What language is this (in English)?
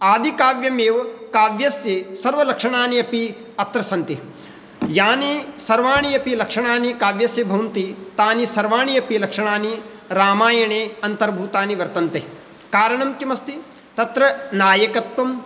Sanskrit